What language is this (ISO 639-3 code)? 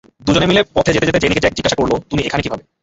ben